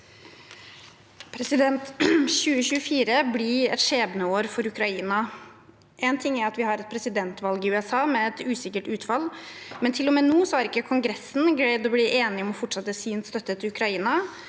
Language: Norwegian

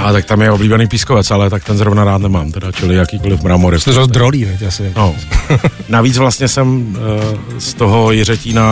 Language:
Czech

